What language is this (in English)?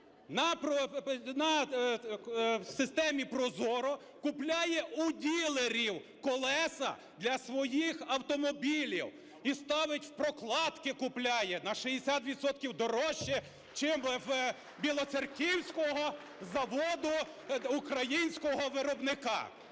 Ukrainian